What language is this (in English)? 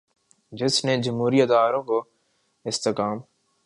Urdu